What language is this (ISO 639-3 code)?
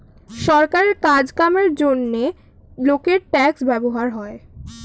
ben